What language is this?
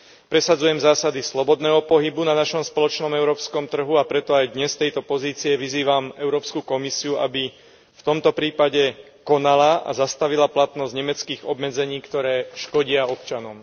Slovak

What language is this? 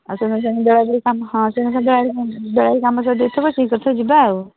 Odia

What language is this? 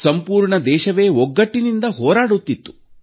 Kannada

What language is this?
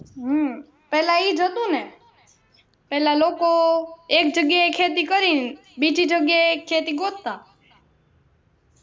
Gujarati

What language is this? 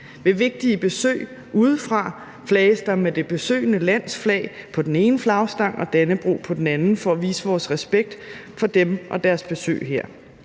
Danish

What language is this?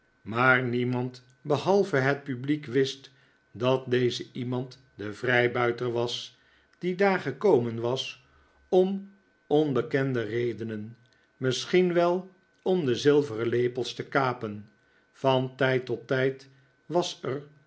Dutch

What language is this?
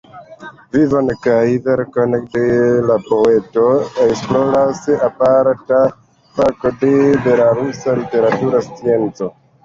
Esperanto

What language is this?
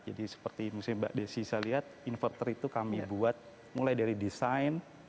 Indonesian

